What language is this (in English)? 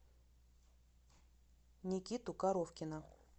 Russian